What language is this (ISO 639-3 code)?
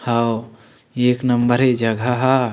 hne